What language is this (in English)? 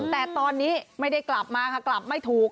Thai